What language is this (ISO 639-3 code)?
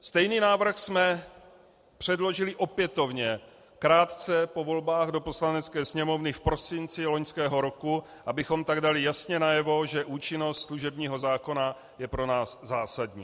ces